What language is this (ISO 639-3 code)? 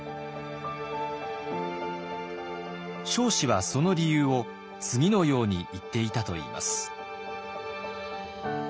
jpn